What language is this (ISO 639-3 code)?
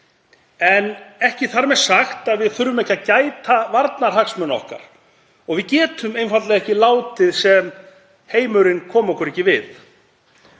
isl